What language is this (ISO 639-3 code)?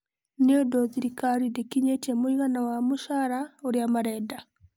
kik